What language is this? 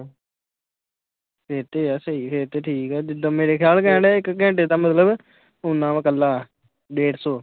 Punjabi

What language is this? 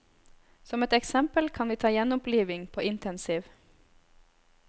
Norwegian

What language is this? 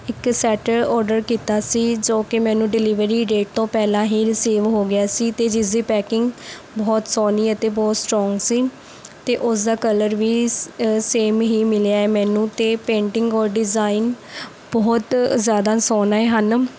Punjabi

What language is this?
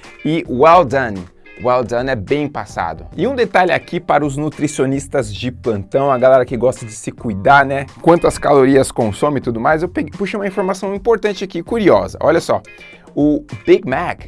Portuguese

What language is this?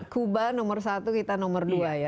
Indonesian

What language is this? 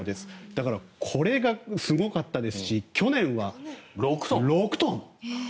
Japanese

